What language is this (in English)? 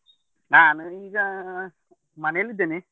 Kannada